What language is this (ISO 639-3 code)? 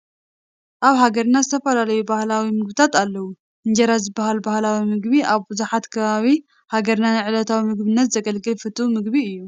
tir